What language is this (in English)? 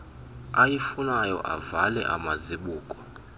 Xhosa